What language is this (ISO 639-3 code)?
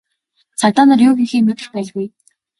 mon